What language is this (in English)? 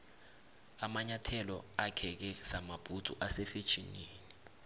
South Ndebele